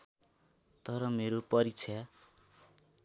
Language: Nepali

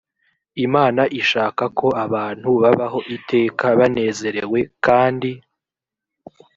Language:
Kinyarwanda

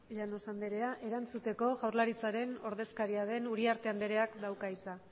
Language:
Basque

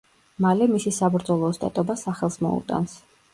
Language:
Georgian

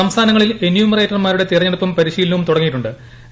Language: Malayalam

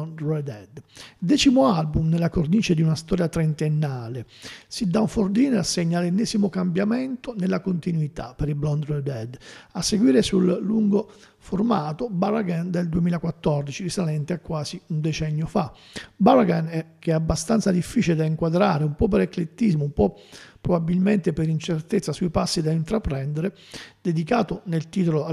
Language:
Italian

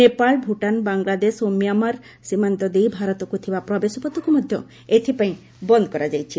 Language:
Odia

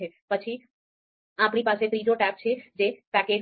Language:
Gujarati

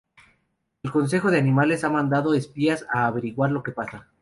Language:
Spanish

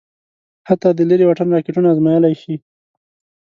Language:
Pashto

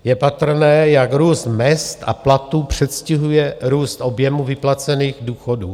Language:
Czech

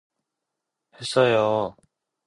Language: Korean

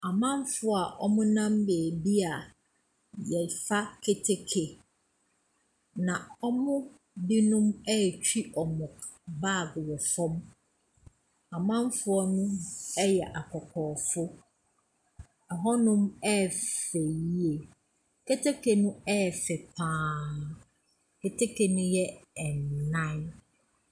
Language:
Akan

